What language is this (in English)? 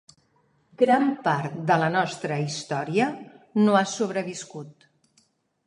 Catalan